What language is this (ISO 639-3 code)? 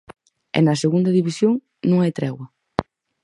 glg